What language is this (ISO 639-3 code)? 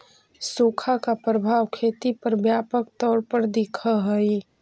mag